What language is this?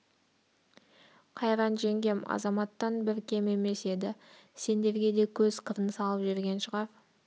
Kazakh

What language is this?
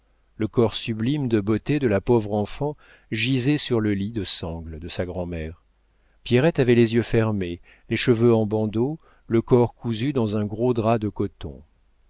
French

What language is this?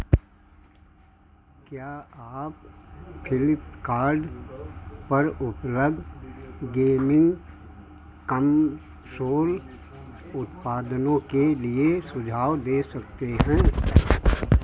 Hindi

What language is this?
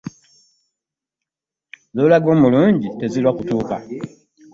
Ganda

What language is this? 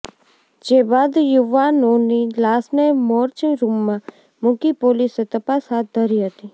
Gujarati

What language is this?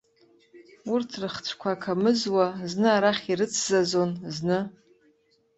Abkhazian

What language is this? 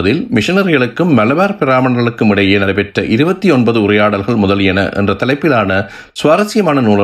Tamil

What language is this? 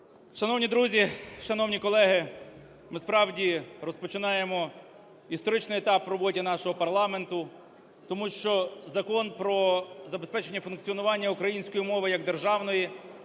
Ukrainian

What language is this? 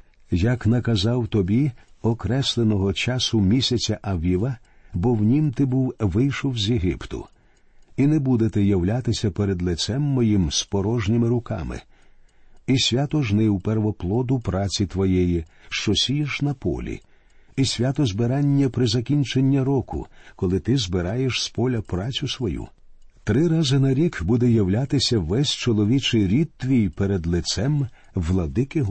Ukrainian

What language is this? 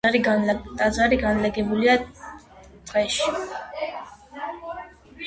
Georgian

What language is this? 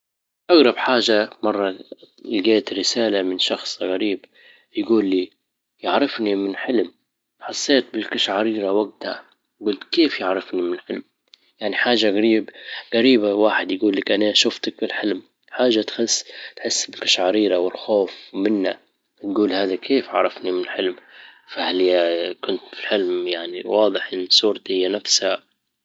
Libyan Arabic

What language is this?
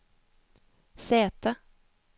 Norwegian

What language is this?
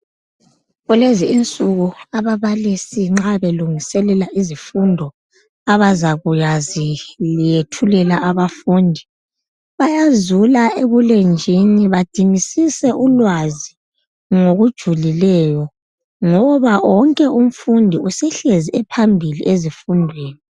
North Ndebele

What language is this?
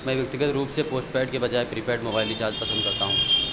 Hindi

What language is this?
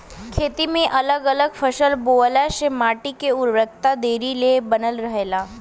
Bhojpuri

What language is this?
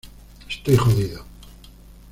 Spanish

